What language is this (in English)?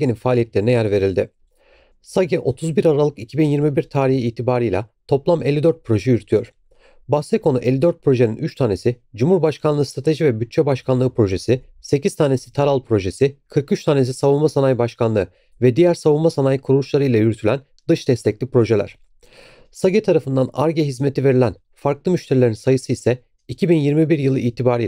Turkish